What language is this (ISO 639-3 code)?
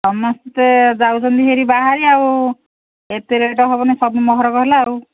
ori